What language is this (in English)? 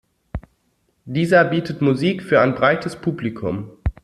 German